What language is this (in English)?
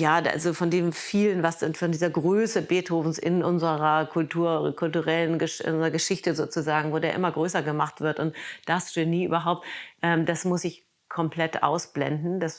German